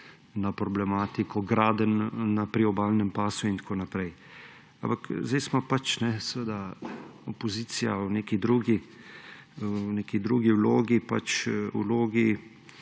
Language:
Slovenian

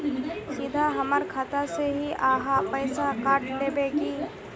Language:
Magahi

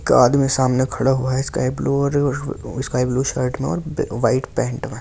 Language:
Hindi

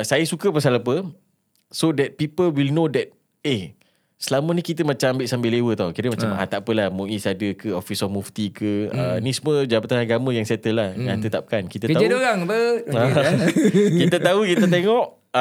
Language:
Malay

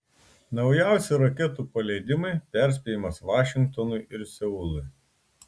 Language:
Lithuanian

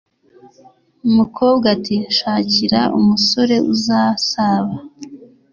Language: Kinyarwanda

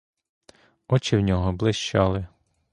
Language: Ukrainian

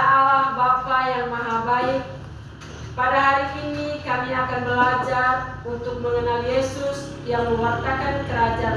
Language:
Indonesian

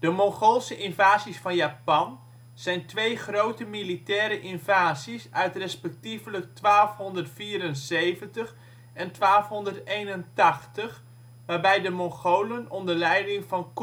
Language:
Dutch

